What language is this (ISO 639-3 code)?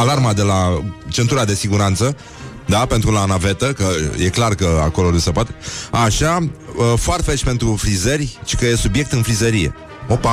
ron